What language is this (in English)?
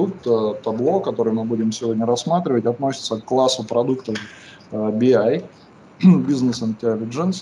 Russian